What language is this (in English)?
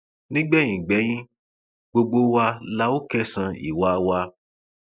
Yoruba